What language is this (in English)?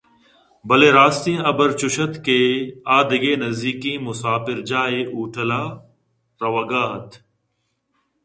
Eastern Balochi